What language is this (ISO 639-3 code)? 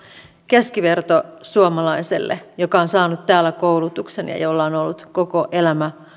fin